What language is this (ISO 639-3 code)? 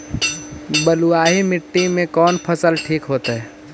mag